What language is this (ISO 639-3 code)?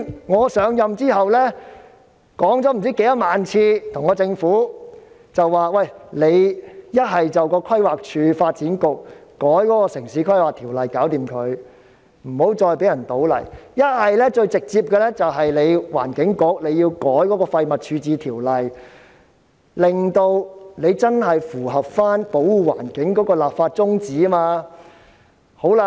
yue